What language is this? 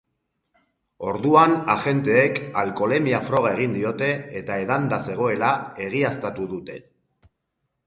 Basque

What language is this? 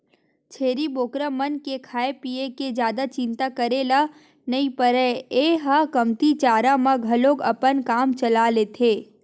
Chhattisgarhi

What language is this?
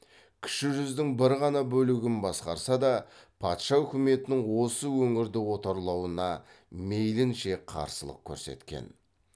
Kazakh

